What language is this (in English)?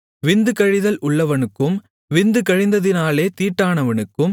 Tamil